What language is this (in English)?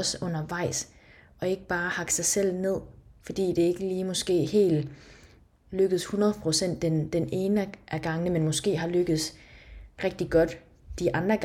Danish